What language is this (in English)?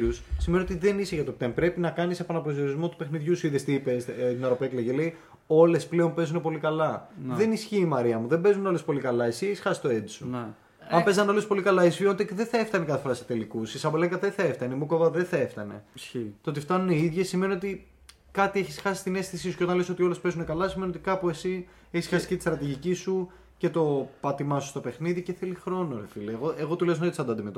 Greek